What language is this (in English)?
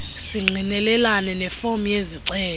Xhosa